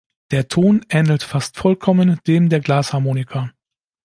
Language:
German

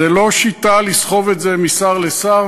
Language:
Hebrew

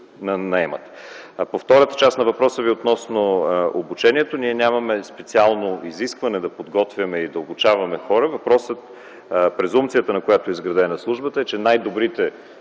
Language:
Bulgarian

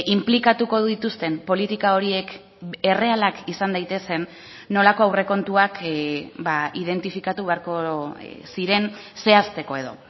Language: Basque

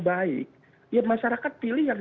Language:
Indonesian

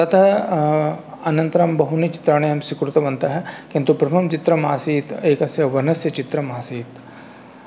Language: Sanskrit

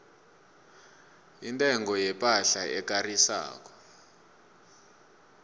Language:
South Ndebele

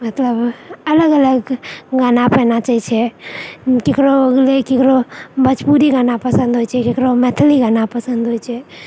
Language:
Maithili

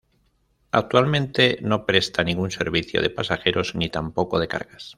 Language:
Spanish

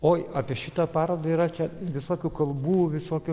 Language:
Lithuanian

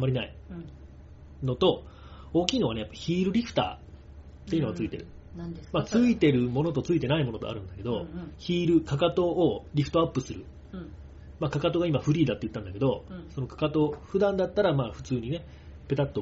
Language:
Japanese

